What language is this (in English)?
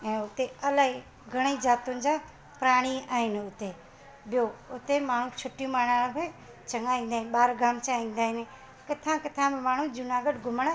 Sindhi